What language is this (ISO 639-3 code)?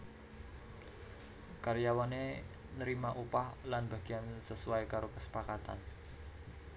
jav